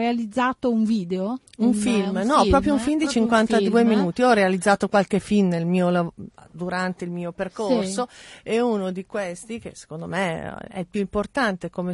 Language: Italian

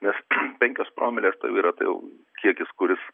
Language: Lithuanian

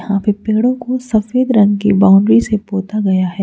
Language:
Hindi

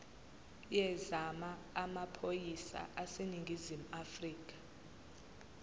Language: Zulu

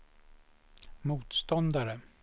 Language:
Swedish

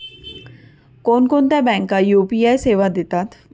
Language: Marathi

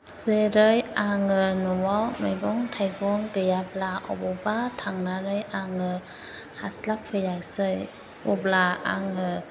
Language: Bodo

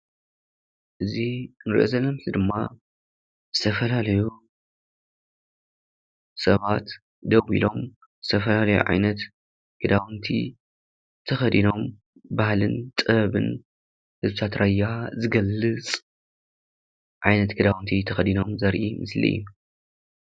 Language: Tigrinya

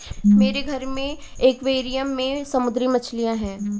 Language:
Hindi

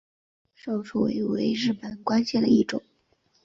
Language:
Chinese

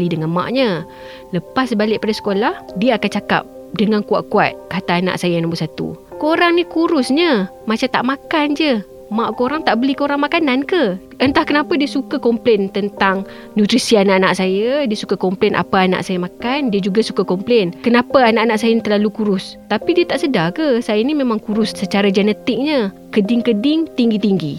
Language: Malay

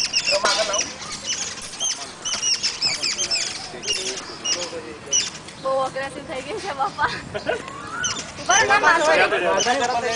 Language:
Gujarati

